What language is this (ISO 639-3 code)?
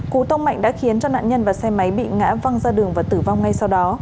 vie